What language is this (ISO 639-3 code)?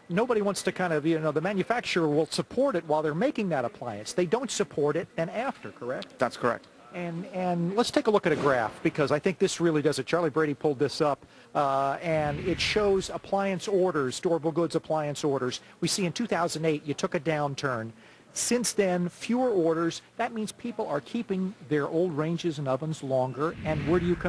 eng